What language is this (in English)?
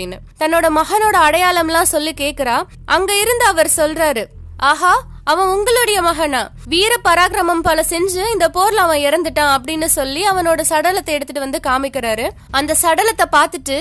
Tamil